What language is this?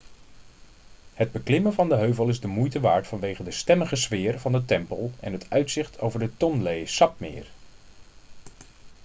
Dutch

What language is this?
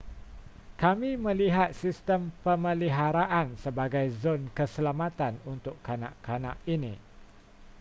Malay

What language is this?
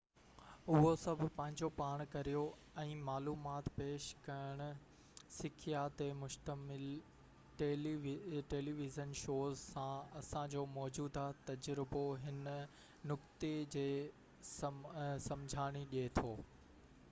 Sindhi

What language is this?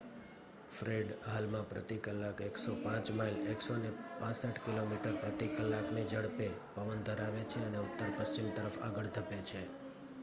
Gujarati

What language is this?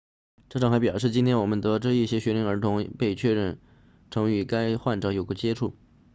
Chinese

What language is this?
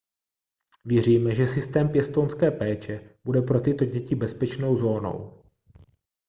Czech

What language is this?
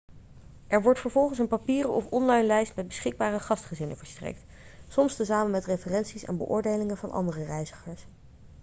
Dutch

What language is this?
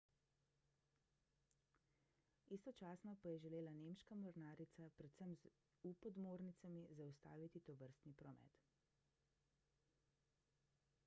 Slovenian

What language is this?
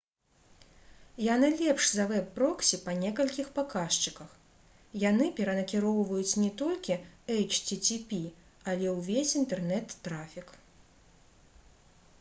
Belarusian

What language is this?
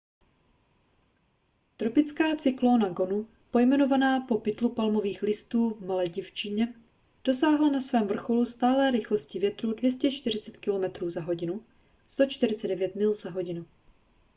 Czech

